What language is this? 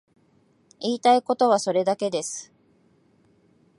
Japanese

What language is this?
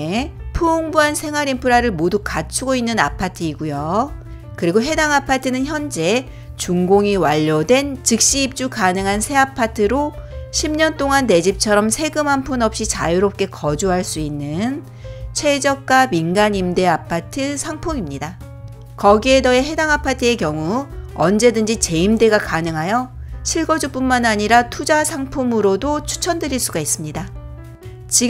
Korean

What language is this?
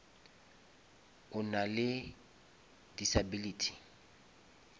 Northern Sotho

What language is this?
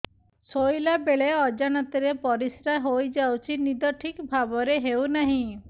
Odia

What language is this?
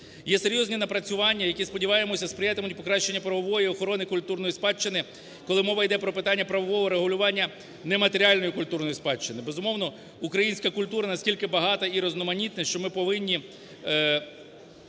Ukrainian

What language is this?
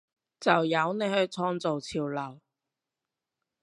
Cantonese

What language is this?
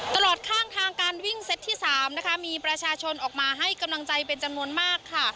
Thai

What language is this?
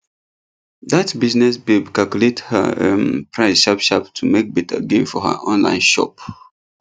Nigerian Pidgin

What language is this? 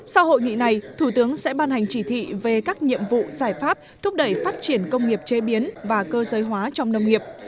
Vietnamese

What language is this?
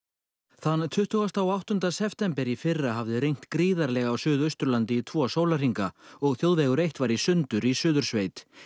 Icelandic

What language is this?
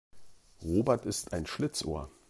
German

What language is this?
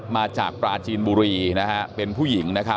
Thai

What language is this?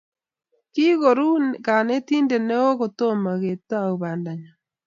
Kalenjin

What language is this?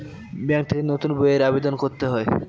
Bangla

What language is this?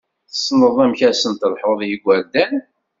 Kabyle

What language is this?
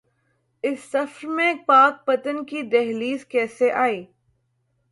Urdu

